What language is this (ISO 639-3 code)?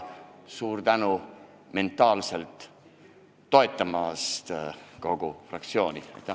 est